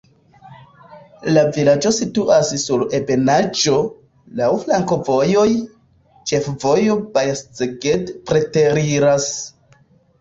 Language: Esperanto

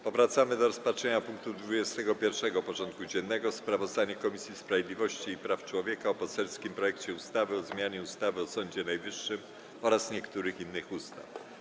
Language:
Polish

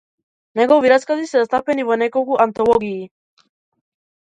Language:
Macedonian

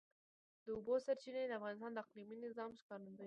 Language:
Pashto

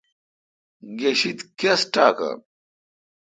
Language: Kalkoti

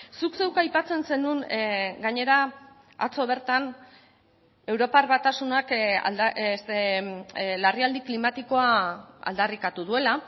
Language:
Basque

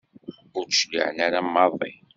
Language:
Kabyle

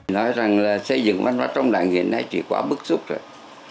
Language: Vietnamese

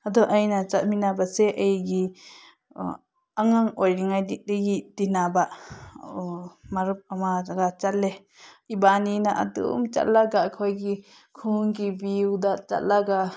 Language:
Manipuri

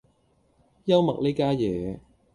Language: Cantonese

